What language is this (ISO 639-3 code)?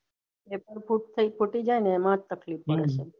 guj